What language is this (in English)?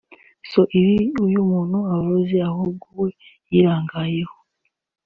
Kinyarwanda